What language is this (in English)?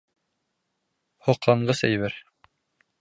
Bashkir